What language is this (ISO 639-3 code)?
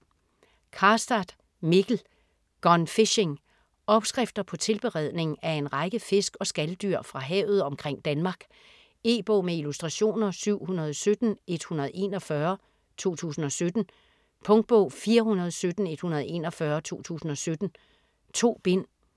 dan